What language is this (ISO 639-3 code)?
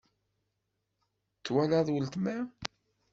kab